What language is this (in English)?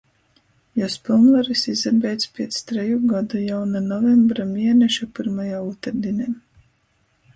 Latgalian